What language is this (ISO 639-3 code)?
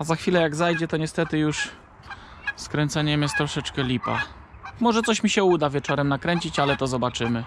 pol